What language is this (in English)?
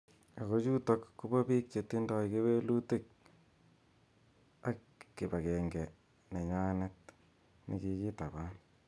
Kalenjin